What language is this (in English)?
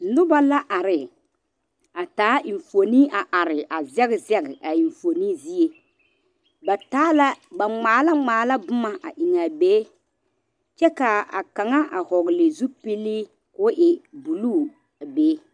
Southern Dagaare